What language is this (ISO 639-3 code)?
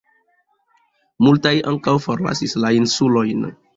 epo